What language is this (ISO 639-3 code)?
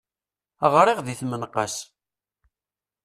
kab